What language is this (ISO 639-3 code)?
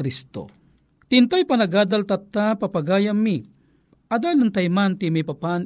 fil